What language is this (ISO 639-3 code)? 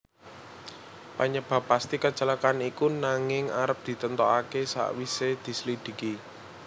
jav